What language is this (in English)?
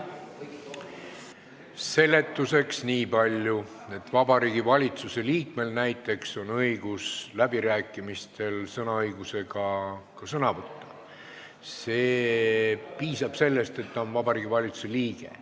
Estonian